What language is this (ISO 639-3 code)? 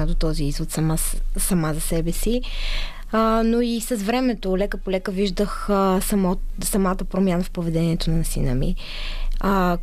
bul